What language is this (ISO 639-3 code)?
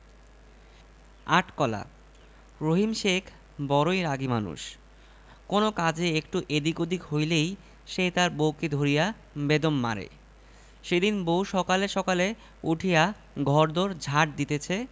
ben